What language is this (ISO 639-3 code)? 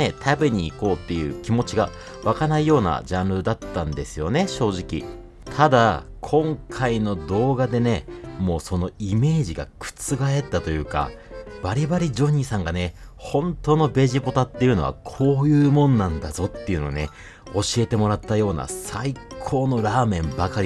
jpn